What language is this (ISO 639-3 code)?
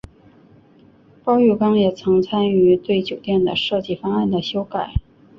zho